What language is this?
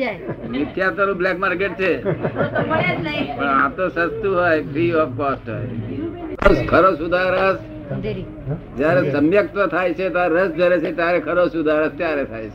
Gujarati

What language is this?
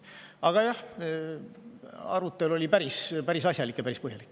Estonian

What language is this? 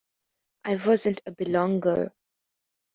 English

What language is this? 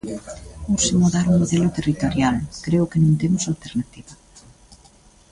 Galician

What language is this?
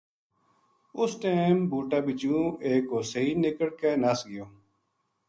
Gujari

